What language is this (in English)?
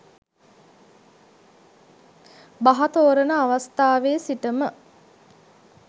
Sinhala